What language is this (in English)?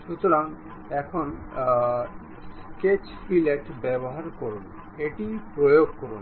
Bangla